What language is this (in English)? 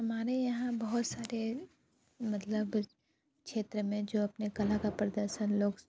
Hindi